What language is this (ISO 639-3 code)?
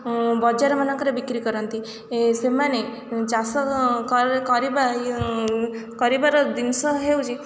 ori